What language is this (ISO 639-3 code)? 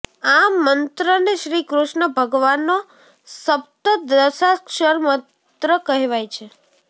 guj